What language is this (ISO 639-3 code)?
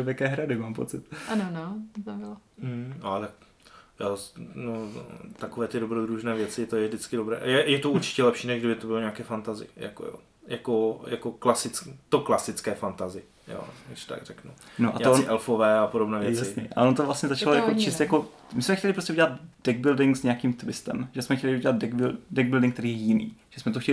ces